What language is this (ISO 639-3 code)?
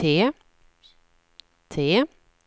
swe